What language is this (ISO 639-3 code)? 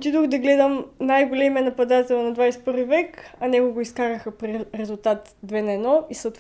bul